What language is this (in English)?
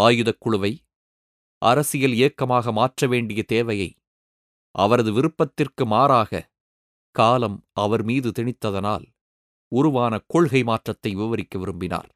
Tamil